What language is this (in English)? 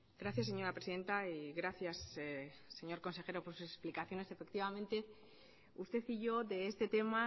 Spanish